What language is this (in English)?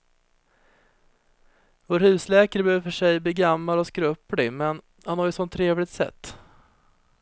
Swedish